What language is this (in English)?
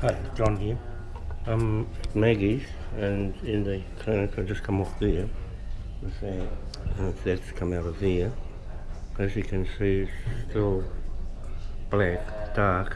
English